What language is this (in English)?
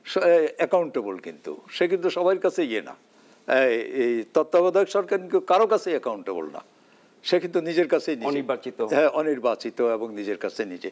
Bangla